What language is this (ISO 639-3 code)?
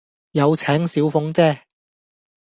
yue